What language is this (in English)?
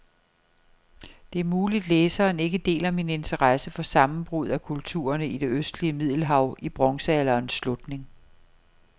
Danish